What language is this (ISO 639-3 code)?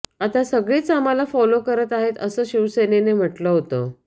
mar